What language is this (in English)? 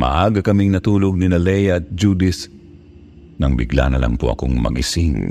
Filipino